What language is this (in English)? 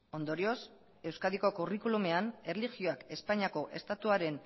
Basque